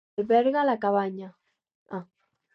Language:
Catalan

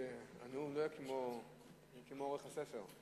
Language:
Hebrew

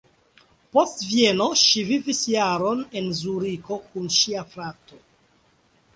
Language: Esperanto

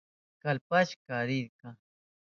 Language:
Southern Pastaza Quechua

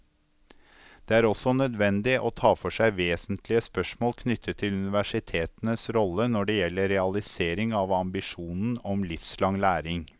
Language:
Norwegian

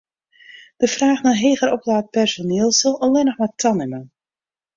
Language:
Western Frisian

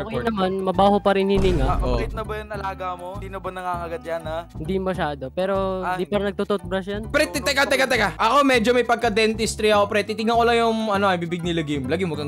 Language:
Filipino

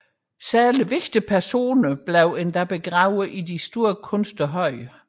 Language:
Danish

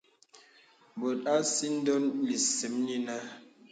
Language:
Bebele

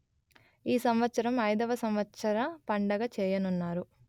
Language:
Telugu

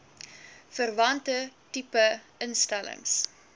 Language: Afrikaans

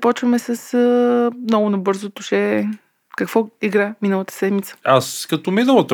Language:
Bulgarian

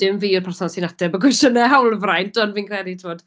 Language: Welsh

